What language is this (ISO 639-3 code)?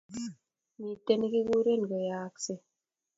kln